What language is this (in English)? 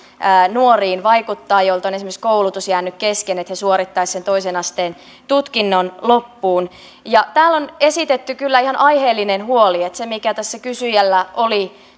Finnish